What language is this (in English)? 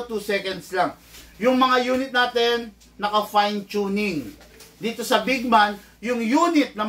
Filipino